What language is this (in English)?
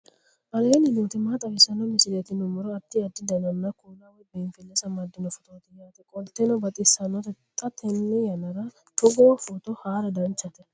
Sidamo